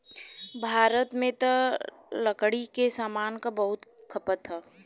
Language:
Bhojpuri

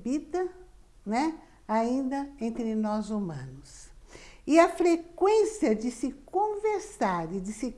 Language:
Portuguese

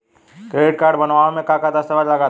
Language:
Bhojpuri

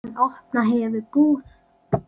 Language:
Icelandic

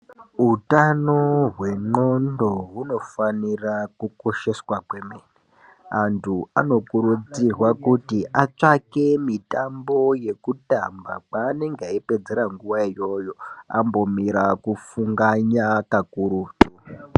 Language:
Ndau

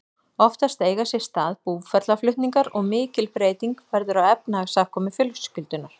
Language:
Icelandic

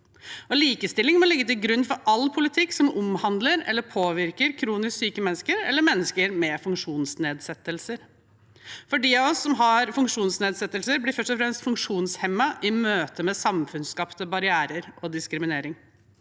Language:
Norwegian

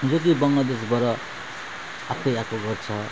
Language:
Nepali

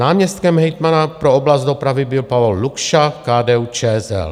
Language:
Czech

